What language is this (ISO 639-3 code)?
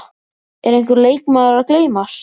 isl